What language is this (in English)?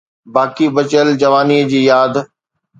Sindhi